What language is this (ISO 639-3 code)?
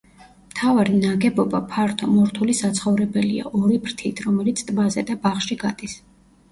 kat